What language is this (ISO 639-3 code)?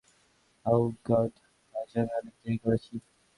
ben